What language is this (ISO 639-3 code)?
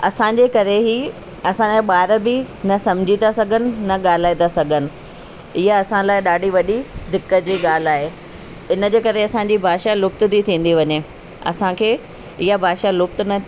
snd